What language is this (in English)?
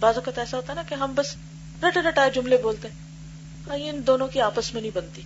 Urdu